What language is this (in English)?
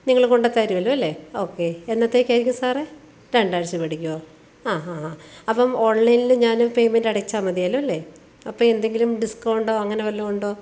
Malayalam